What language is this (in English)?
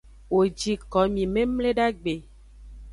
Aja (Benin)